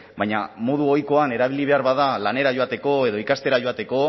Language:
Basque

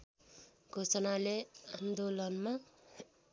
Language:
Nepali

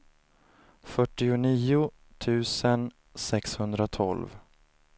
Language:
Swedish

